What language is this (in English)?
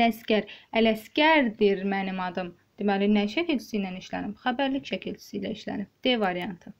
Turkish